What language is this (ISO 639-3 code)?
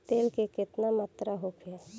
bho